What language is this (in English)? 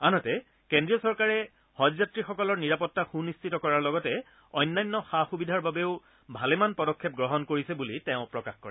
Assamese